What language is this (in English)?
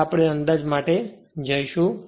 Gujarati